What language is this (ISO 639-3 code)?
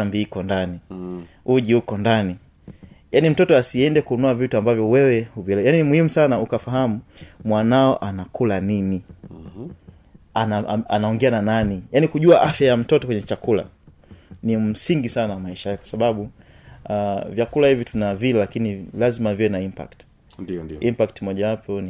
swa